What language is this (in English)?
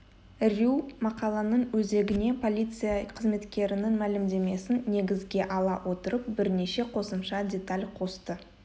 Kazakh